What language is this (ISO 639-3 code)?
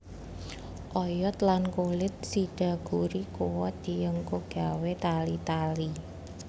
jav